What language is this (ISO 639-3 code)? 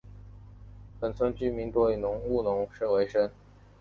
zho